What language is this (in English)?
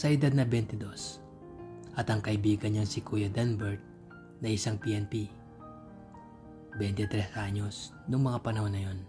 Filipino